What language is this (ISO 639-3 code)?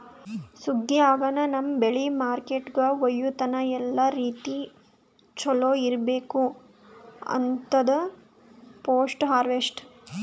kan